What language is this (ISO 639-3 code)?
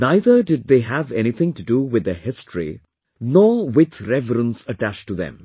eng